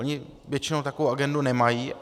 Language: Czech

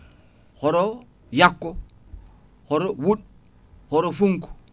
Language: Fula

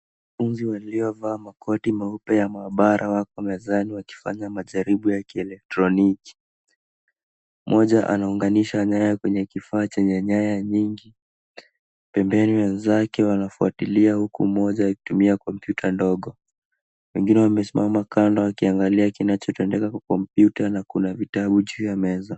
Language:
Swahili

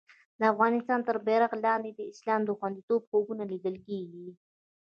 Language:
Pashto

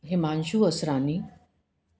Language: Sindhi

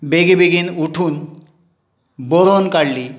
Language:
Konkani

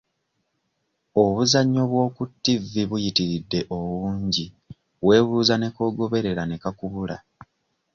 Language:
Ganda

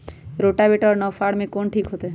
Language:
Magahi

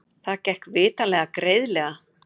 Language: Icelandic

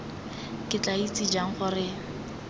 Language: Tswana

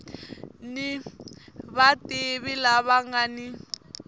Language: Tsonga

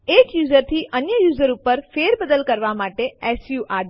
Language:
Gujarati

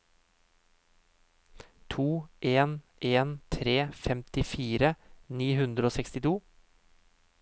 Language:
Norwegian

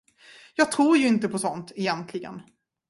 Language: Swedish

